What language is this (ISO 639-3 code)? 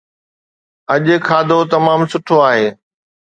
snd